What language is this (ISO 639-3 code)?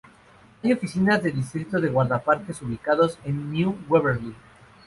spa